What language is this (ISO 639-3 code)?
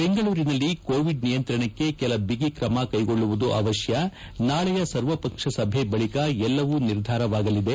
kan